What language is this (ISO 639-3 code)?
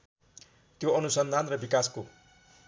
nep